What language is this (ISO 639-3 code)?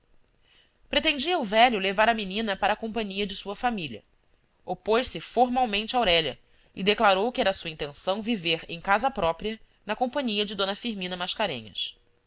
por